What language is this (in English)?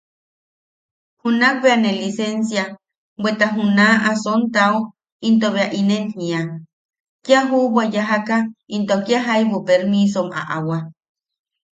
Yaqui